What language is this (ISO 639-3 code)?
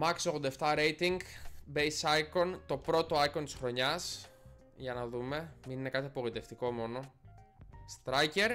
ell